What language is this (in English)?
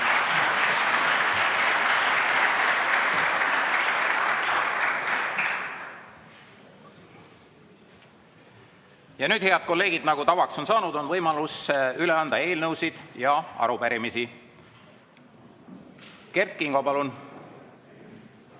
Estonian